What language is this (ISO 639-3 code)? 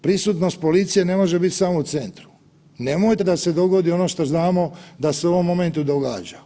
hrv